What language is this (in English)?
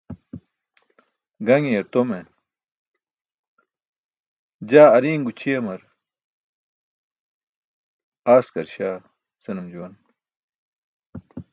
Burushaski